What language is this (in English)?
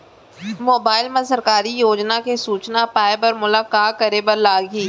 Chhattisgarhi